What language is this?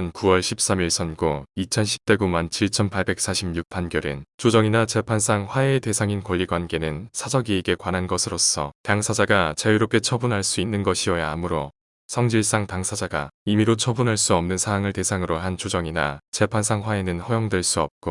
Korean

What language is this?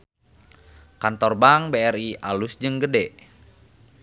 Sundanese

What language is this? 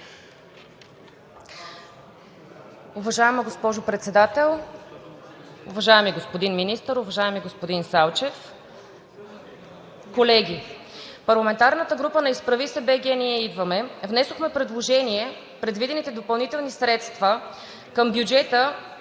Bulgarian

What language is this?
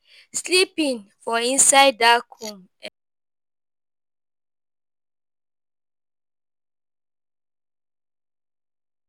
Nigerian Pidgin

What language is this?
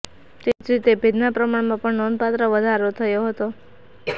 Gujarati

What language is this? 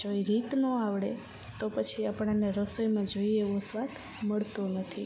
Gujarati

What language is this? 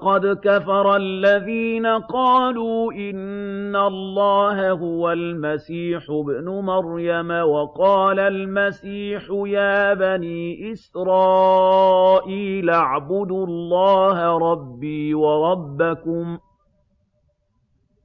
Arabic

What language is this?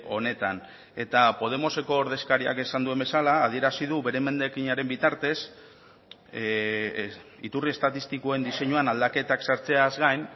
Basque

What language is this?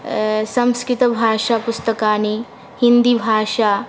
Sanskrit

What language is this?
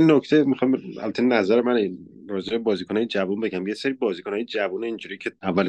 Persian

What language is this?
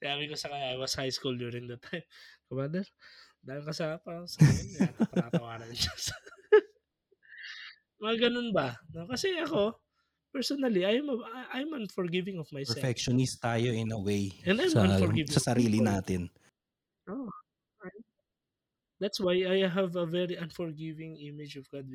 Filipino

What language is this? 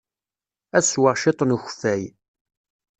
Kabyle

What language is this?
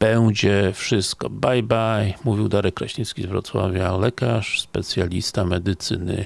Polish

